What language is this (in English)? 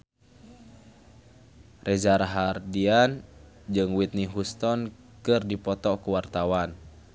Sundanese